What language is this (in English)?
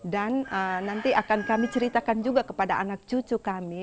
Indonesian